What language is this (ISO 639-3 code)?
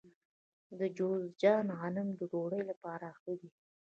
pus